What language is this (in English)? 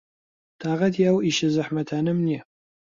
Central Kurdish